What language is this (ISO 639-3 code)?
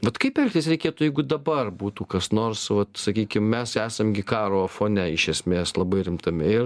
lit